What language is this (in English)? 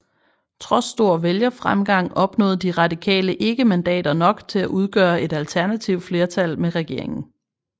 Danish